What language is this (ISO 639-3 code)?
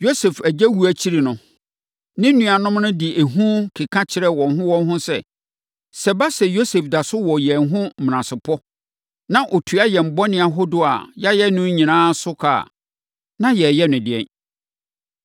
aka